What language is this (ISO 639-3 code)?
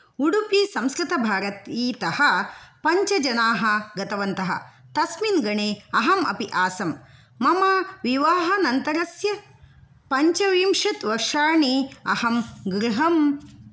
san